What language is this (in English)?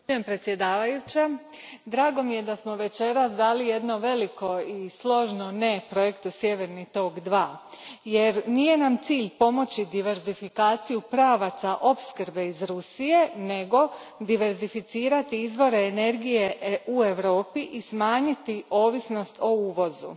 Croatian